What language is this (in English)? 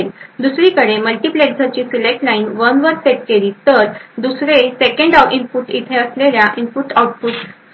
Marathi